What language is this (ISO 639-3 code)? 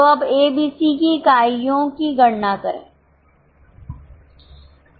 hin